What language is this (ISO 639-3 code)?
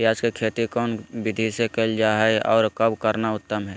mag